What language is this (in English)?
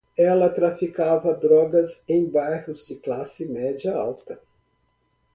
Portuguese